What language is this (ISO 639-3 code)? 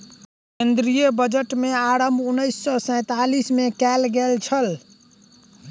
mai